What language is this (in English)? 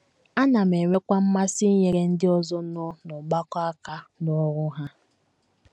Igbo